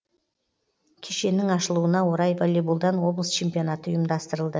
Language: Kazakh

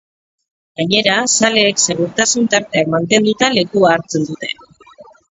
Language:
Basque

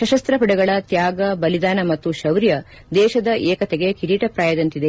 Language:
Kannada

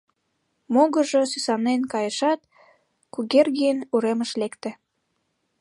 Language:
Mari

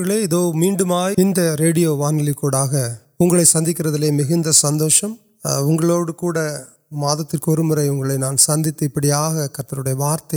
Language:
Urdu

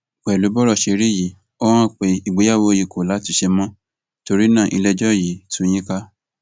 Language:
Yoruba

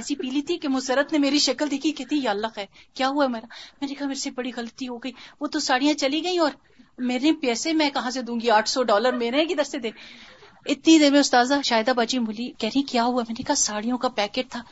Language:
Urdu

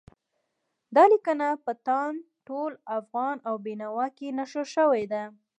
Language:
Pashto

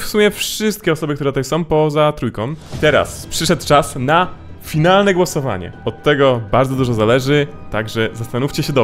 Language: Polish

